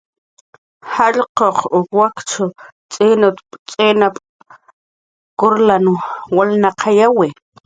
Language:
Jaqaru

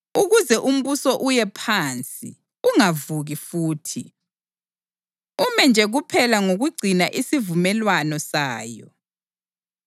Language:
North Ndebele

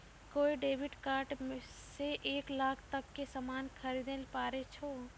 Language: Maithili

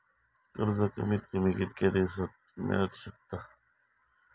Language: Marathi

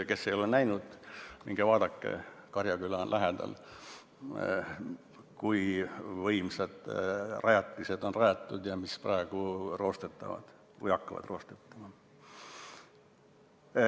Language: Estonian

